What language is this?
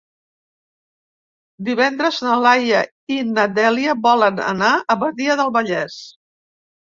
Catalan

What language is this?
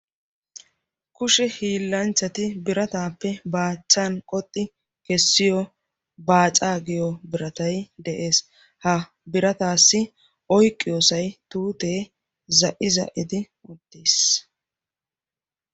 Wolaytta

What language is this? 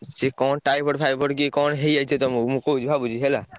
Odia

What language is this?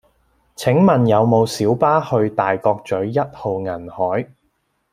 Cantonese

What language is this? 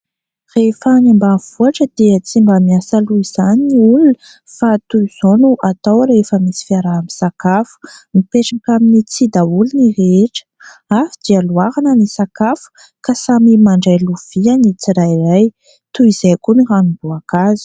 Malagasy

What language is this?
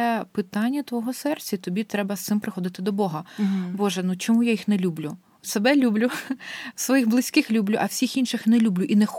Ukrainian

